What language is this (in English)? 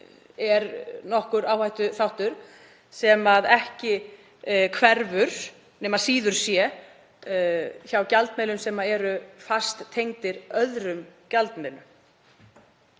Icelandic